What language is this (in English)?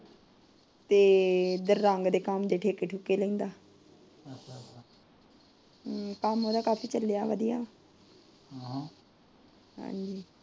Punjabi